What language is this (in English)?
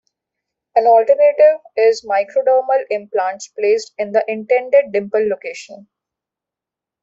English